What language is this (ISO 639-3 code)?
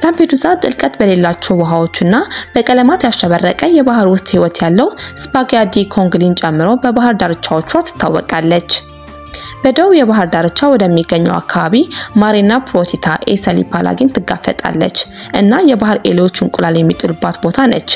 ara